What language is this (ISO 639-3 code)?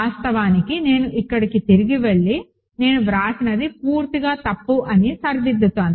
tel